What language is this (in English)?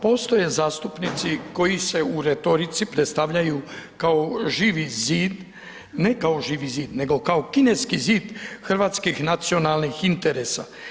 Croatian